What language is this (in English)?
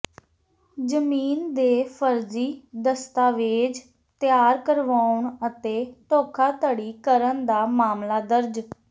Punjabi